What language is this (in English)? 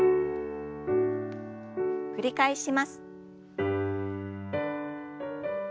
Japanese